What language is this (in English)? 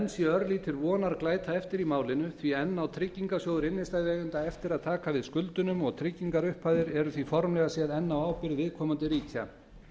Icelandic